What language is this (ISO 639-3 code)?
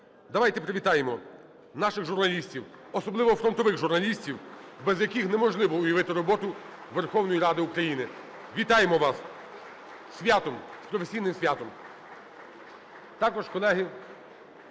ukr